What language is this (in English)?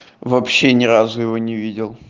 Russian